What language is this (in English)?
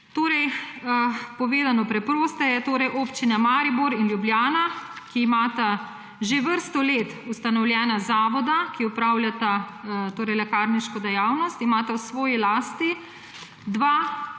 Slovenian